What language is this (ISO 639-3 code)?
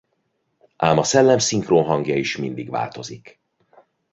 hun